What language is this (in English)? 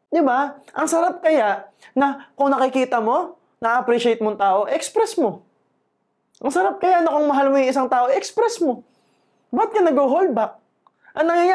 Filipino